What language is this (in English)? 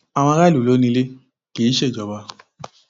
Yoruba